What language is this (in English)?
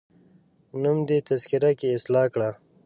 Pashto